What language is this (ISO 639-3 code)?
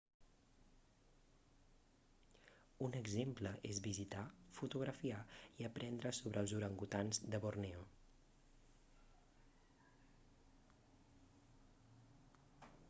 cat